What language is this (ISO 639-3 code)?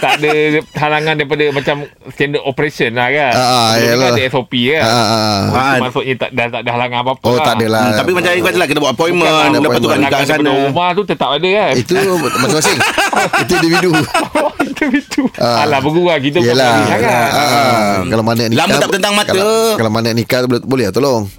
msa